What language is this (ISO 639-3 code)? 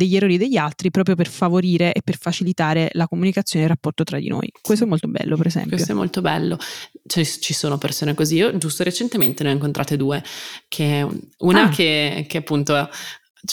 ita